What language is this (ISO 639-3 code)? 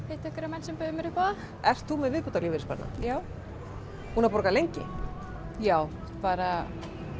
isl